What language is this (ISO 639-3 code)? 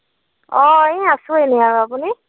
asm